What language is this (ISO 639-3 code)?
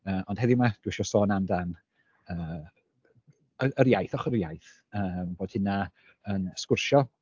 cym